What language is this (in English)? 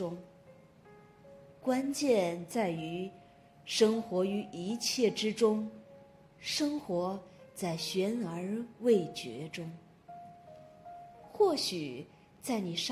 Chinese